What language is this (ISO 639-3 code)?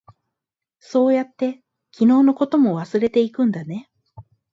jpn